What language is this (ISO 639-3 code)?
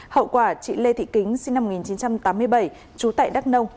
vie